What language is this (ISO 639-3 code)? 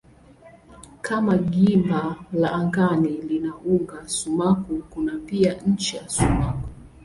swa